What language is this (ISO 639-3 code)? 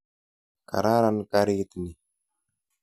kln